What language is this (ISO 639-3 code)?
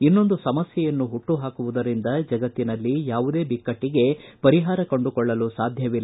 kan